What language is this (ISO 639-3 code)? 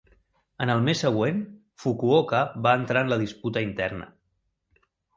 cat